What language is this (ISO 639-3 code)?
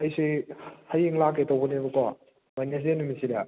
mni